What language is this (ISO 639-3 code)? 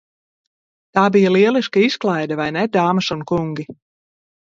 lav